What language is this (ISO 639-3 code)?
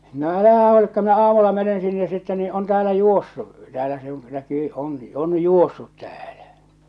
fin